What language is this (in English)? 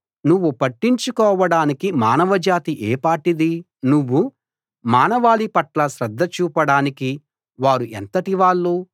Telugu